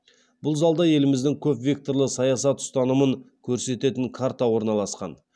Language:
Kazakh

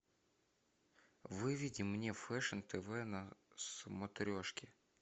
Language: Russian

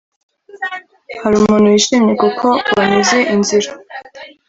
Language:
Kinyarwanda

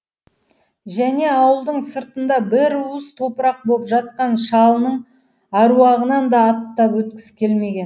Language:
Kazakh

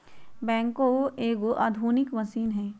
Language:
Magahi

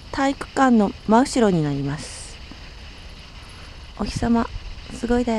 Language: Japanese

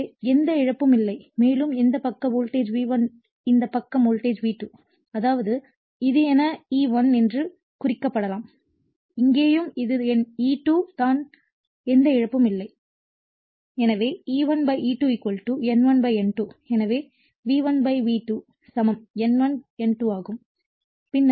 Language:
Tamil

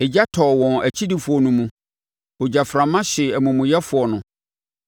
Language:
Akan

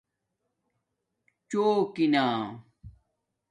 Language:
Domaaki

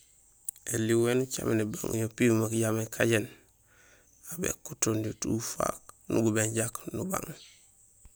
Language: Gusilay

